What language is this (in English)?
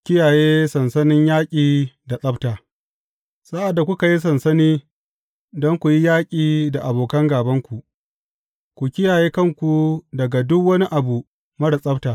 Hausa